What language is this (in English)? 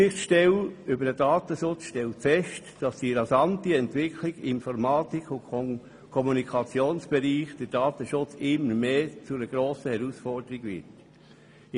Swiss German